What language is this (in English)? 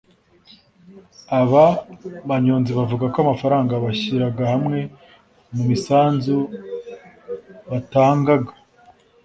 Kinyarwanda